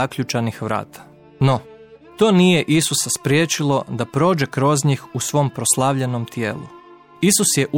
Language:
Croatian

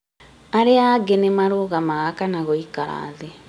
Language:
Kikuyu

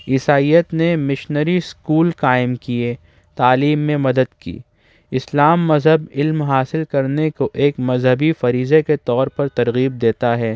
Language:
Urdu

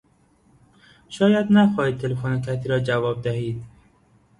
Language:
Persian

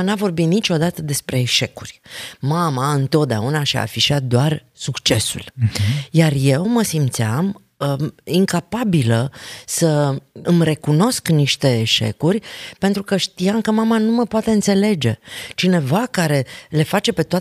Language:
Romanian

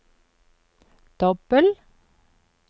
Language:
Norwegian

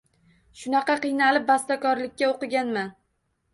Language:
Uzbek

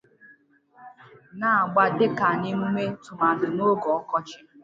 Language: Igbo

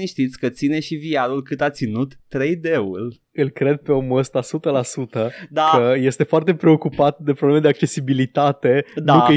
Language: Romanian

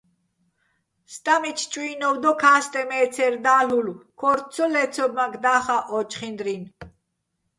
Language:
Bats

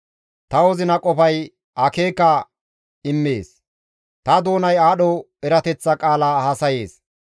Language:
Gamo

